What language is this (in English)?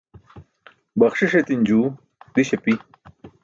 Burushaski